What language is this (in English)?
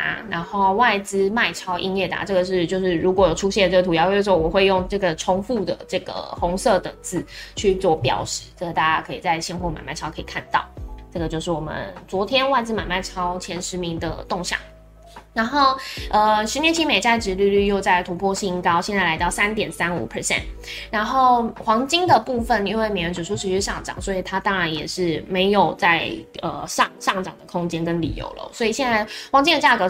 Chinese